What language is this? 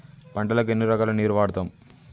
Telugu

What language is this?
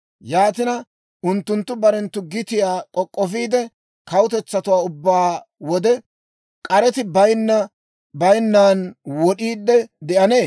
Dawro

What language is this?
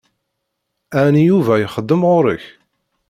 Kabyle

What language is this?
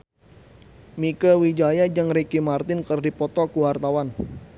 Sundanese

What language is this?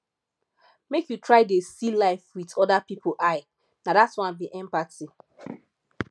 Nigerian Pidgin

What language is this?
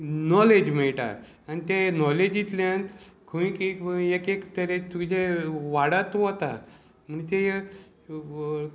Konkani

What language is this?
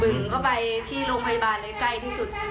Thai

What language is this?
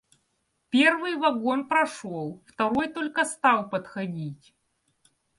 Russian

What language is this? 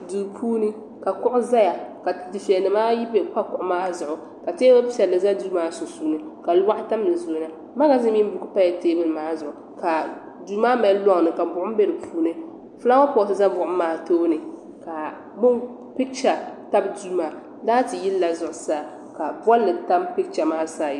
Dagbani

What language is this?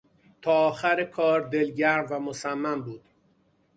Persian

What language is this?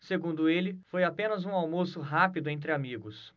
Portuguese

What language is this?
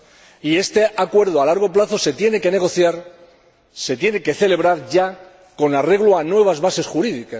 Spanish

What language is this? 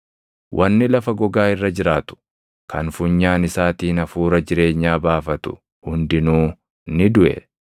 Oromo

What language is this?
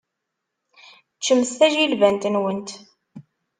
Kabyle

